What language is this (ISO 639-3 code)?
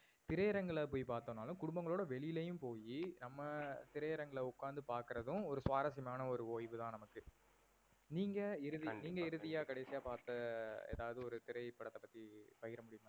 tam